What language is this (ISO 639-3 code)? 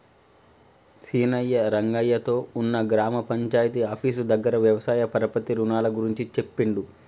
tel